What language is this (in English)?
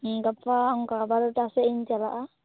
Santali